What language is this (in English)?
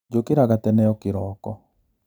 Kikuyu